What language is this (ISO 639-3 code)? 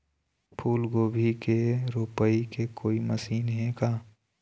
hne